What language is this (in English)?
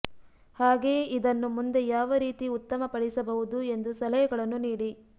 Kannada